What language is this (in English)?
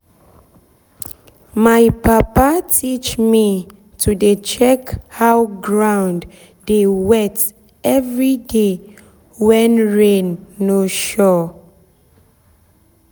Nigerian Pidgin